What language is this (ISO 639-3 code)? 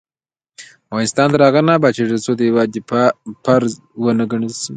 pus